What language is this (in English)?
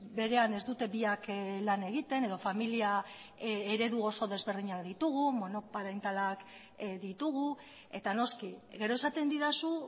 Basque